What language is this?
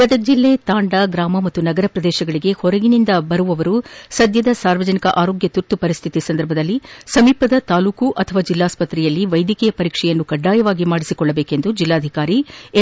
Kannada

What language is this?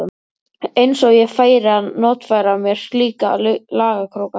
Icelandic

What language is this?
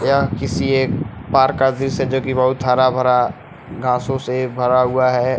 Hindi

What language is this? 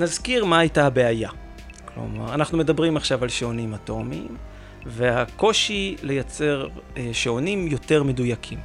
Hebrew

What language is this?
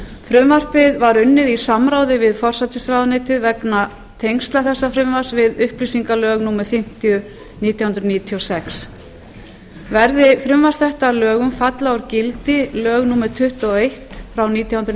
Icelandic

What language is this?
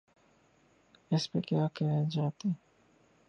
Urdu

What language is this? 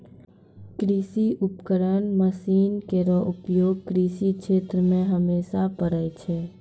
Maithili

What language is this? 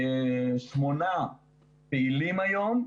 Hebrew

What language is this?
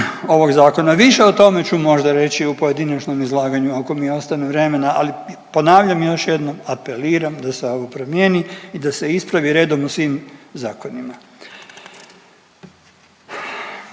Croatian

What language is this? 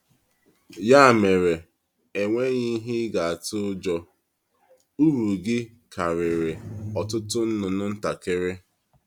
Igbo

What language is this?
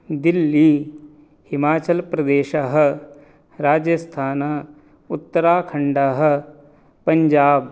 Sanskrit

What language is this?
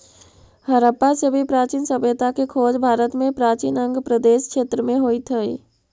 Magahi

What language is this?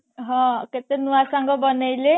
Odia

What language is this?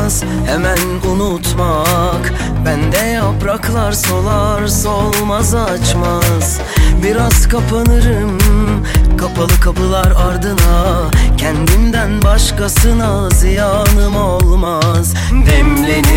Turkish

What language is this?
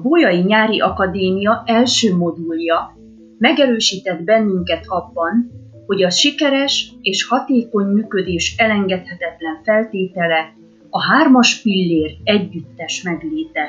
Hungarian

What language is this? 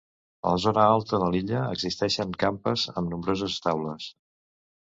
Catalan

